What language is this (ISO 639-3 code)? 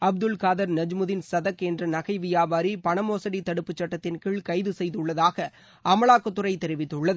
tam